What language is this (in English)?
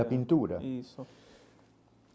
Portuguese